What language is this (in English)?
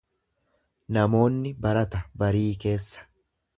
Oromo